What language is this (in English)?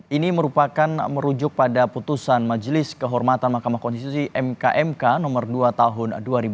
Indonesian